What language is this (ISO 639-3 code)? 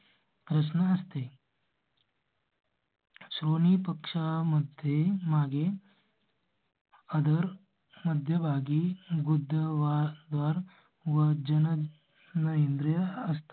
mar